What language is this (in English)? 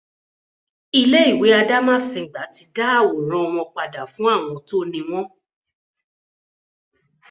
Yoruba